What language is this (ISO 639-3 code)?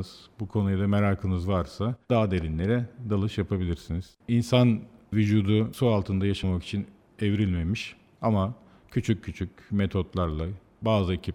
tur